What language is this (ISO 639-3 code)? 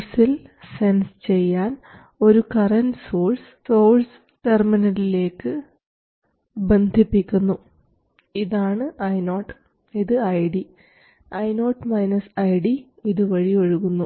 mal